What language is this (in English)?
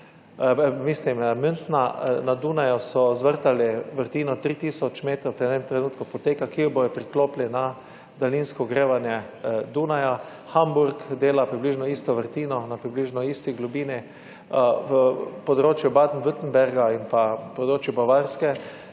Slovenian